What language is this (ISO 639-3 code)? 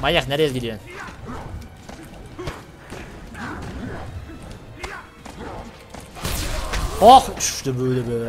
tur